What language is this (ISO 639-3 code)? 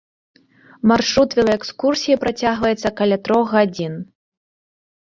bel